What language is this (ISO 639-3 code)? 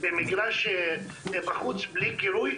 heb